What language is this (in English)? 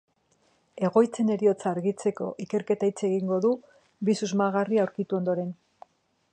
Basque